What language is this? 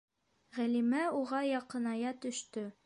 Bashkir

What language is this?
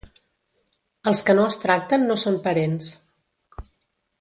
Catalan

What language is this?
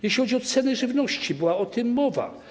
Polish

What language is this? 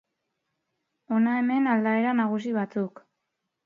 Basque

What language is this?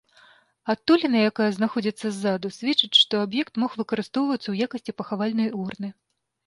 Belarusian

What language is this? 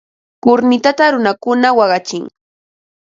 Ambo-Pasco Quechua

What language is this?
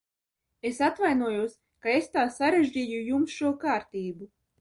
Latvian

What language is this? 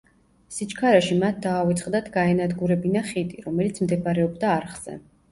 Georgian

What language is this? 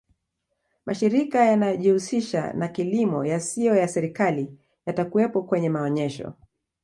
Swahili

